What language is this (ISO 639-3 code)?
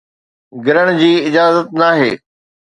snd